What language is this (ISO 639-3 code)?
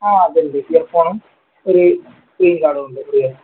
mal